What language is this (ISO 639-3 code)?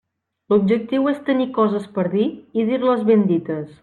cat